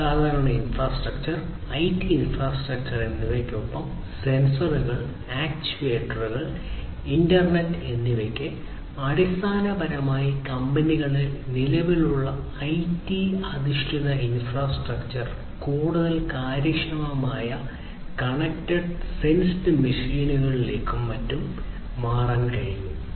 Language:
Malayalam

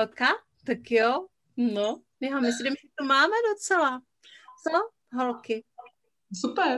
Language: Czech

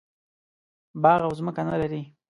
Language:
Pashto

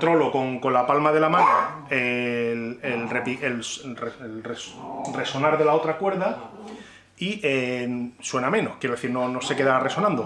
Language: Spanish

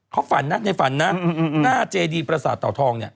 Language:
Thai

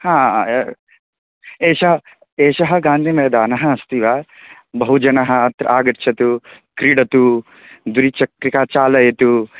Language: Sanskrit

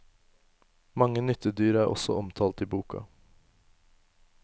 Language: Norwegian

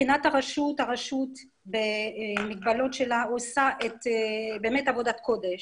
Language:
Hebrew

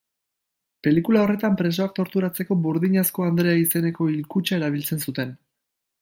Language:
Basque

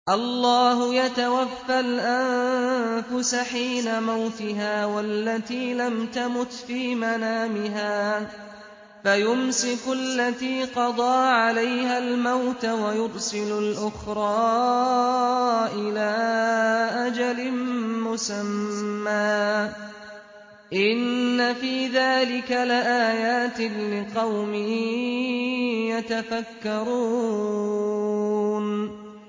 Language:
Arabic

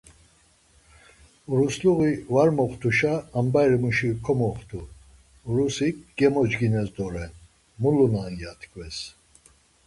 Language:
Laz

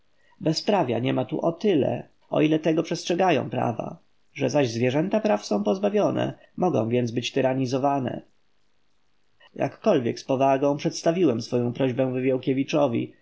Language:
Polish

